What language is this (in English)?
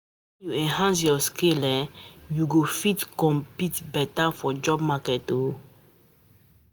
Nigerian Pidgin